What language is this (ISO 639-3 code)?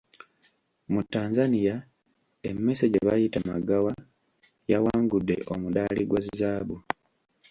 lug